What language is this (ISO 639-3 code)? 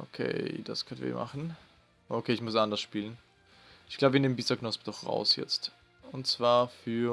deu